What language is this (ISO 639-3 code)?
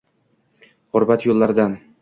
uzb